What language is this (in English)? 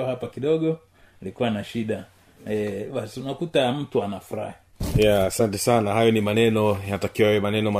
Swahili